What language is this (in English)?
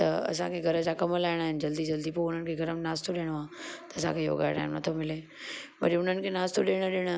Sindhi